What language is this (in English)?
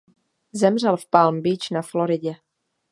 Czech